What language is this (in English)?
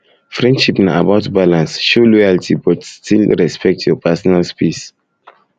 Nigerian Pidgin